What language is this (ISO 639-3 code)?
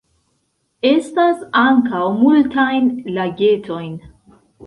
epo